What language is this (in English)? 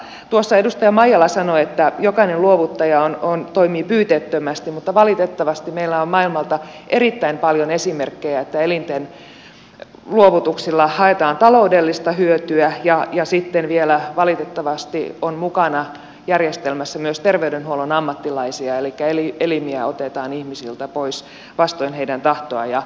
Finnish